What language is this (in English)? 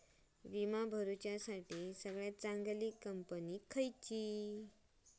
Marathi